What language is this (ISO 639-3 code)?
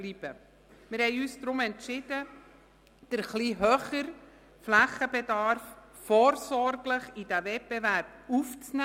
gsw